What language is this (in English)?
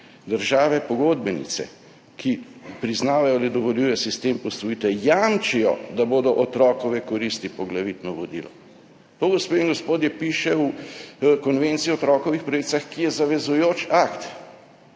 Slovenian